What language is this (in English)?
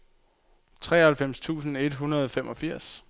Danish